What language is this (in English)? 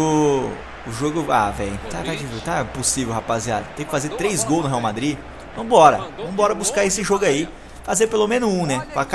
Portuguese